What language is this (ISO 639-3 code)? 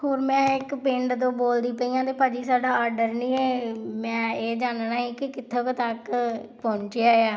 pan